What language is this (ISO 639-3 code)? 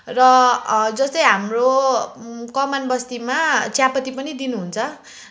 nep